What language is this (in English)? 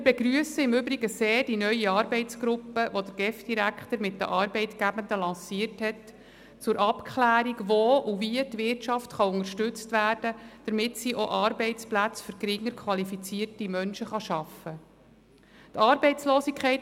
Swiss German